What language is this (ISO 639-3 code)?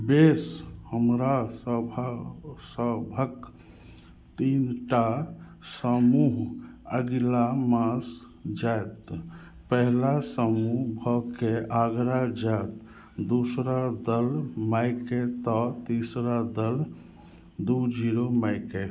mai